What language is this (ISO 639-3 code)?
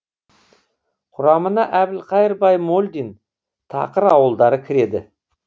kaz